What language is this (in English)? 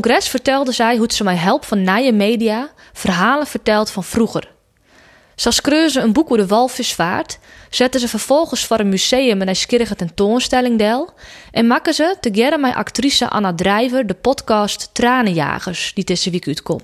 Dutch